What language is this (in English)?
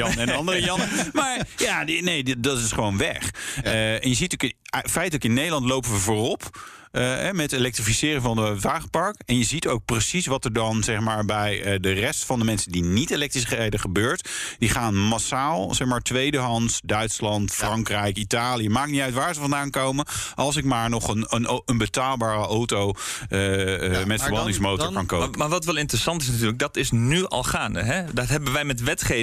Dutch